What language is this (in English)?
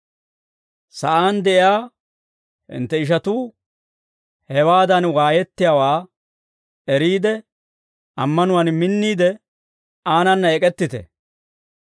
Dawro